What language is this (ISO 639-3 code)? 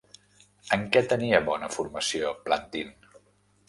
cat